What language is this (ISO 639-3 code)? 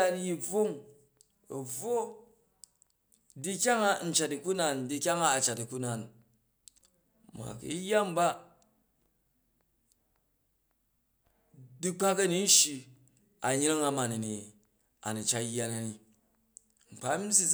kaj